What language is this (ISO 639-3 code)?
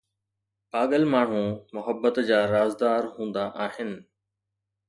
snd